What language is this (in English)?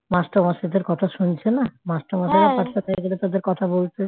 Bangla